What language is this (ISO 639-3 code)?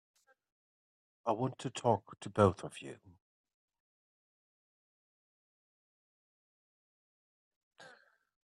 eng